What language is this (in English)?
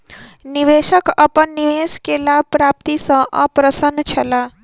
Maithili